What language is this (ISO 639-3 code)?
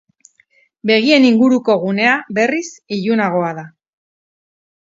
eus